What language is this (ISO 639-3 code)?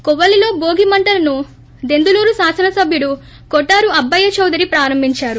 tel